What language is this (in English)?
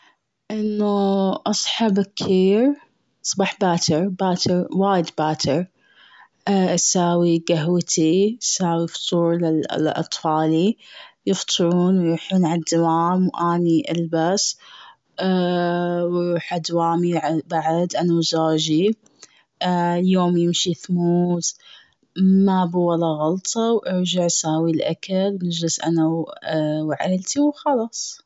Gulf Arabic